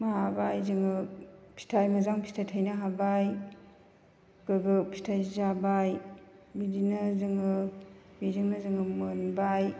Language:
Bodo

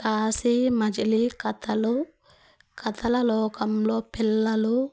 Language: Telugu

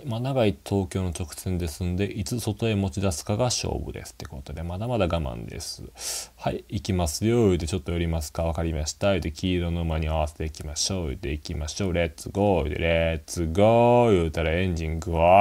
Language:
Japanese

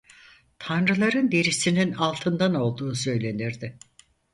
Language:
Turkish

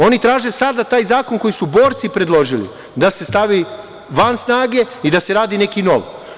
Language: Serbian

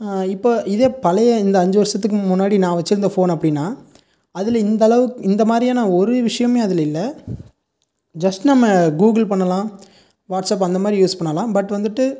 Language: Tamil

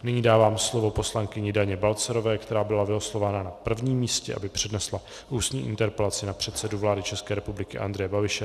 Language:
Czech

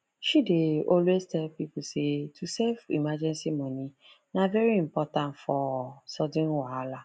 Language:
Nigerian Pidgin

